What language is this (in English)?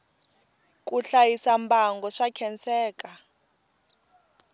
Tsonga